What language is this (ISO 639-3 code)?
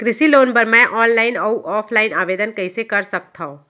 hne